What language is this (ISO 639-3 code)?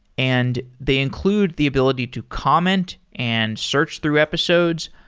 eng